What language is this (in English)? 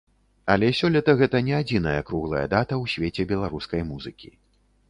Belarusian